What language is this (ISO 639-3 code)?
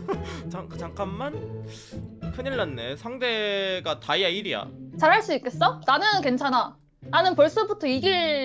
kor